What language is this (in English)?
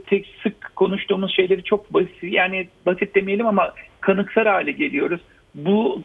Turkish